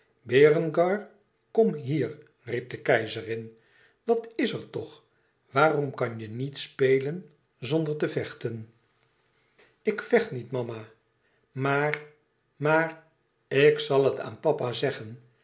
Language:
Dutch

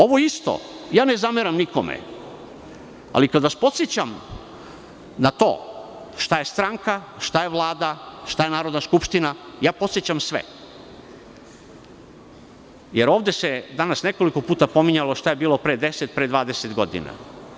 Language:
Serbian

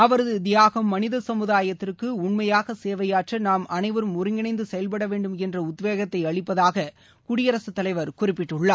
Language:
Tamil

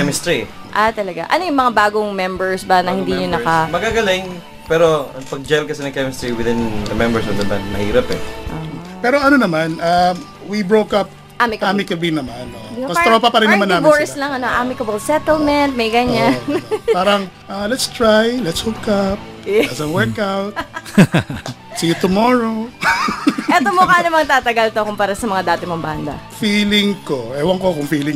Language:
Filipino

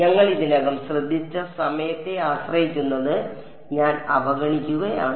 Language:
Malayalam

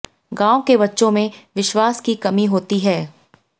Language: Hindi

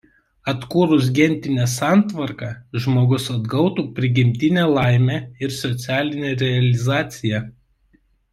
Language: Lithuanian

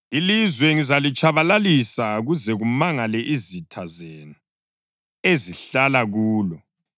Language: North Ndebele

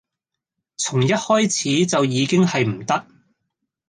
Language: Cantonese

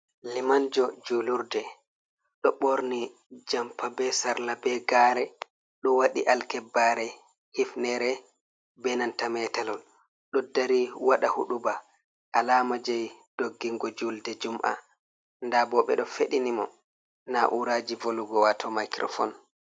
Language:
Fula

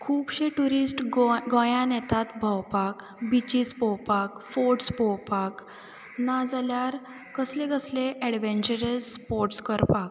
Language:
Konkani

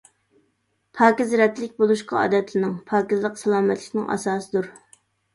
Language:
Uyghur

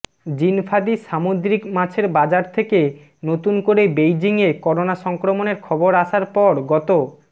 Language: Bangla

